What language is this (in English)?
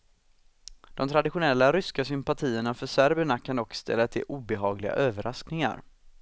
Swedish